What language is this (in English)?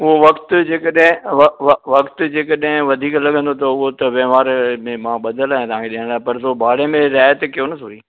Sindhi